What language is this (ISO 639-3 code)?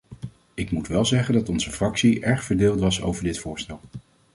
nld